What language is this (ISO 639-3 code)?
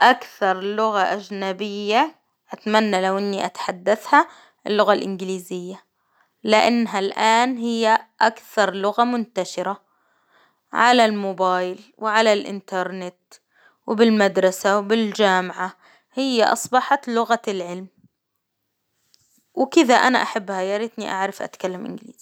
acw